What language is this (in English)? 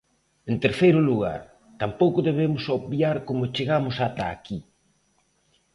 Galician